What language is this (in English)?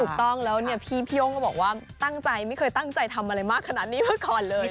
Thai